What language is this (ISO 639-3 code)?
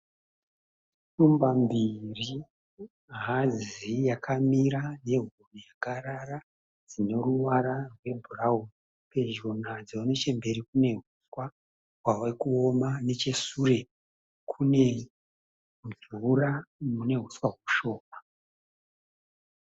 sna